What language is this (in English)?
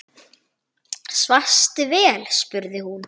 Icelandic